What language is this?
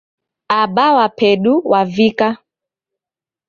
Taita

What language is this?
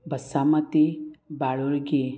Konkani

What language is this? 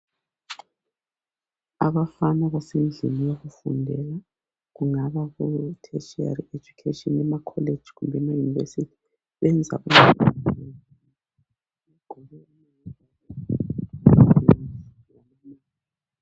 North Ndebele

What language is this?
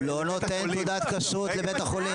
Hebrew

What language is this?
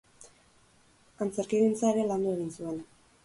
Basque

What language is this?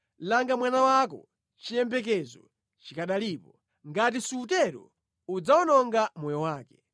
Nyanja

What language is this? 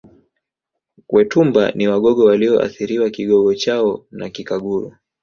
Swahili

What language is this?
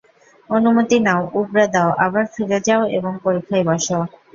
Bangla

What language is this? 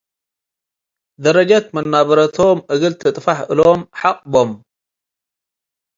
Tigre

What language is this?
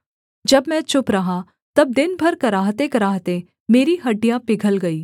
Hindi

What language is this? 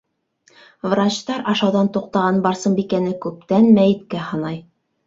Bashkir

